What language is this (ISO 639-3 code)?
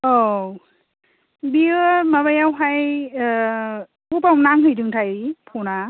brx